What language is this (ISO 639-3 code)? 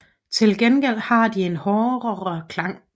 dan